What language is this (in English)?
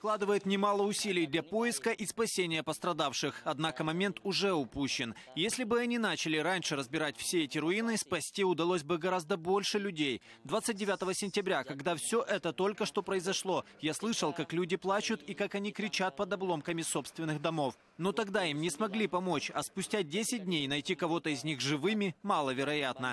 Russian